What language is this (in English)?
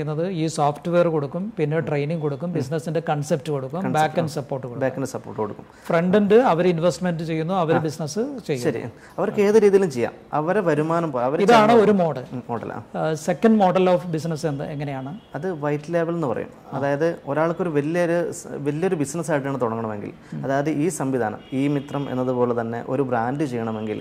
Malayalam